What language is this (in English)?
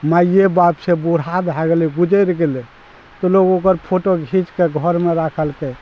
Maithili